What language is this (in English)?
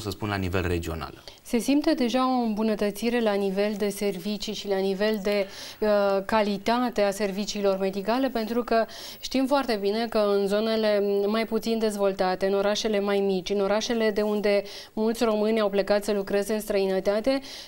Romanian